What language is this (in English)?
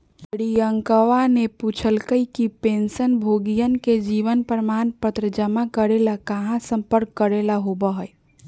Magahi